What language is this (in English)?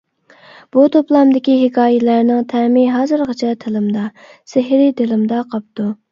Uyghur